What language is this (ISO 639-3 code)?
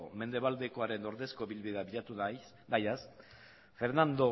eus